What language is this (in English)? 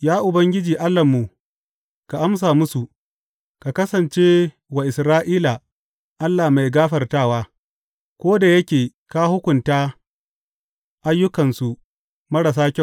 Hausa